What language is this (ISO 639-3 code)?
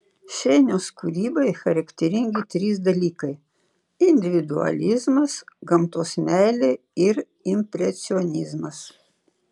lit